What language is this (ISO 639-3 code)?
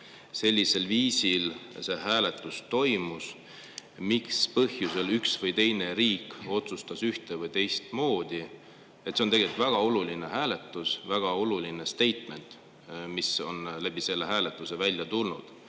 est